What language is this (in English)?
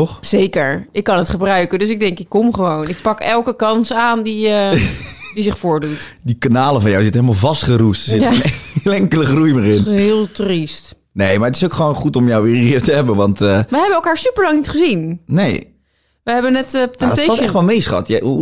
Dutch